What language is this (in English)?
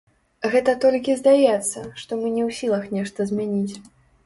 Belarusian